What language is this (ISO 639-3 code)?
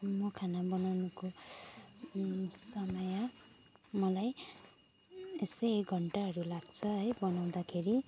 nep